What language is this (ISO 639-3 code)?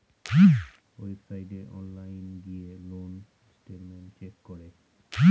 ben